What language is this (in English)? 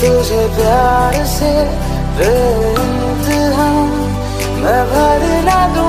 Vietnamese